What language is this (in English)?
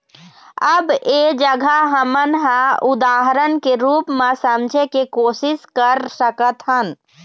Chhattisgarhi